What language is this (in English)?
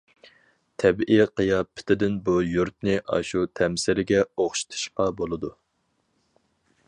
Uyghur